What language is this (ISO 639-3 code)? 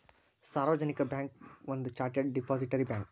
kan